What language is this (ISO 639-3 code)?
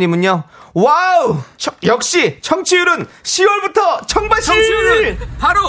kor